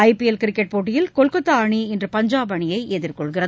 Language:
Tamil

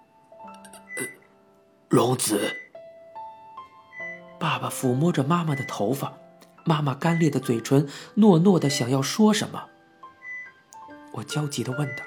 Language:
Chinese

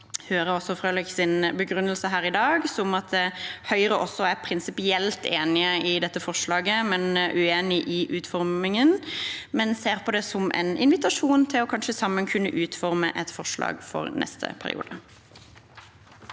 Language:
Norwegian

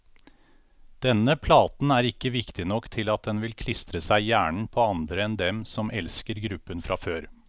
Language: Norwegian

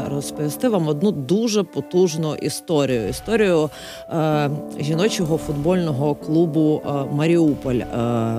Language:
Ukrainian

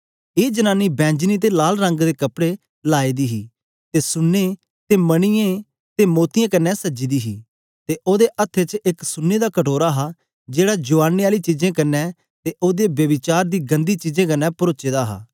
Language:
Dogri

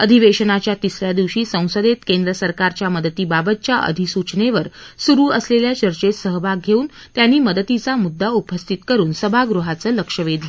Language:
Marathi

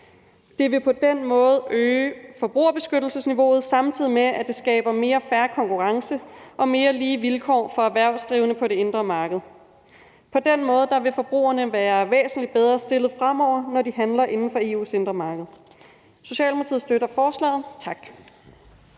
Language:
Danish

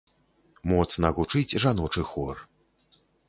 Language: Belarusian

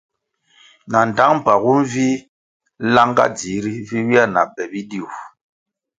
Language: Kwasio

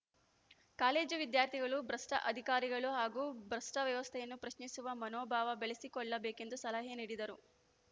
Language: Kannada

